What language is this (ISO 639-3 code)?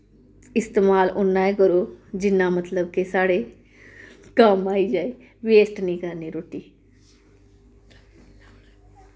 doi